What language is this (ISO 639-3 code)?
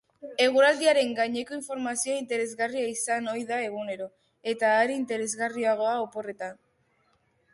eus